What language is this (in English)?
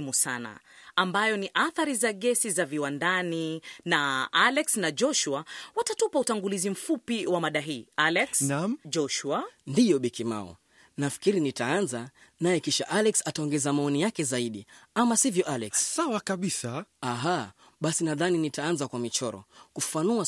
Swahili